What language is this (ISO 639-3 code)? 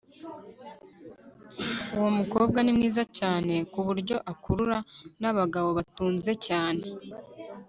kin